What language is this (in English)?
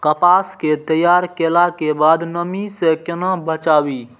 Maithili